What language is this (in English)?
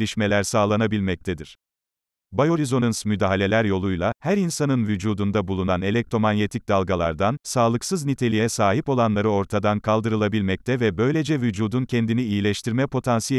Turkish